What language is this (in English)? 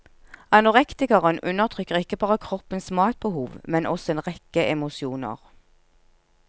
Norwegian